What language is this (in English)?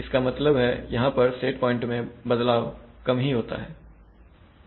Hindi